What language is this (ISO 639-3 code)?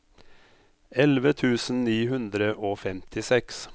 nor